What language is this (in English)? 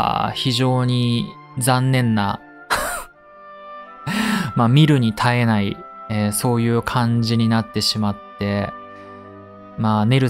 Japanese